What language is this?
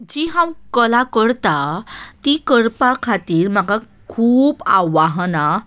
Konkani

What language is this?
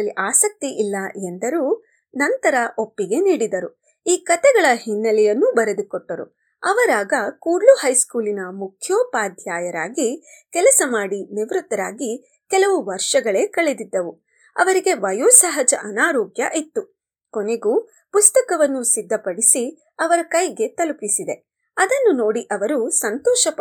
Kannada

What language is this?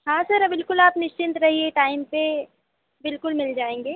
Hindi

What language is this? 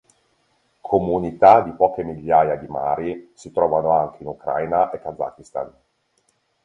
Italian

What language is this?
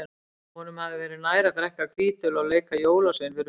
Icelandic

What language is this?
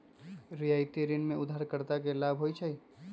Magahi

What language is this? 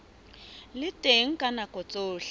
Southern Sotho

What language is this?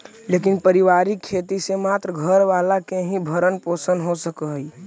Magahi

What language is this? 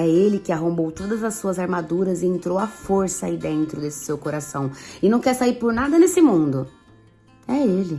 Portuguese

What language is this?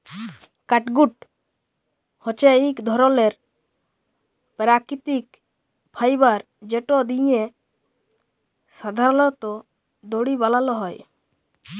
Bangla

